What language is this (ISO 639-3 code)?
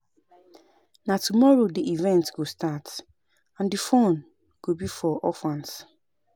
pcm